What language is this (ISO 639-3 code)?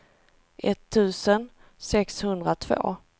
swe